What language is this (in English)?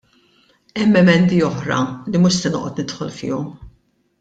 Maltese